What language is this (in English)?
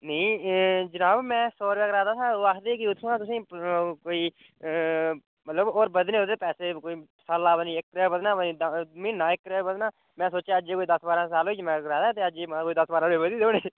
Dogri